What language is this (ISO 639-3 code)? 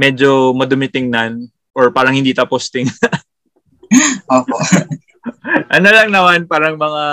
fil